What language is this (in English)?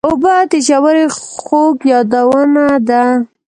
Pashto